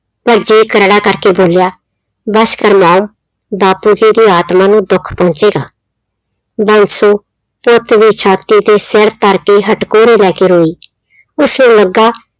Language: Punjabi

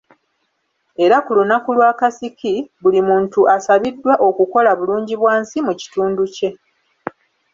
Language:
Ganda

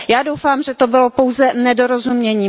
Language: Czech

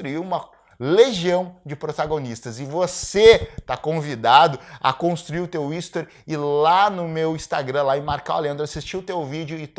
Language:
Portuguese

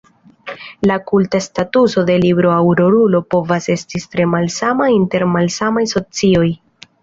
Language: Esperanto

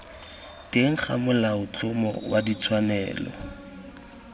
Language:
Tswana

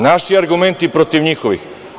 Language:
Serbian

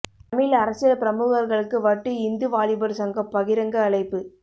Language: Tamil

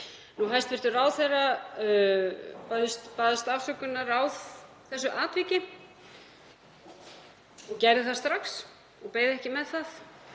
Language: Icelandic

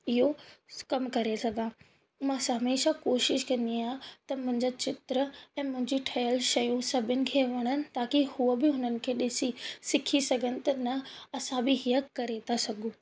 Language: Sindhi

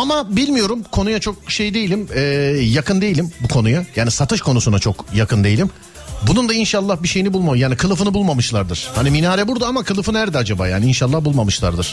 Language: Turkish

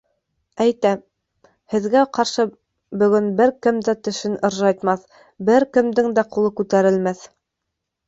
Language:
Bashkir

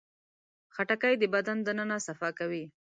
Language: Pashto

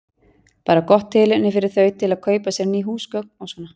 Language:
Icelandic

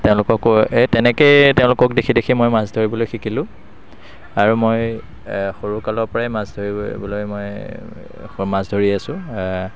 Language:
Assamese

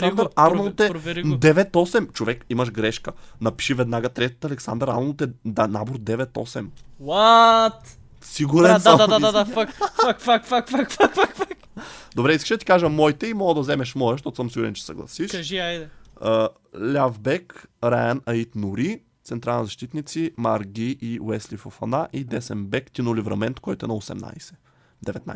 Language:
Bulgarian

